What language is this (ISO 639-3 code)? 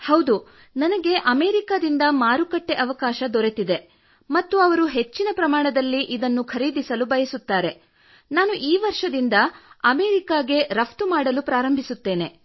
kan